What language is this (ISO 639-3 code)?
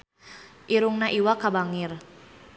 sun